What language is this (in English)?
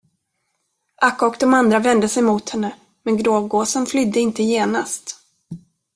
Swedish